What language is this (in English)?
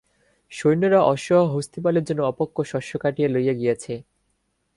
Bangla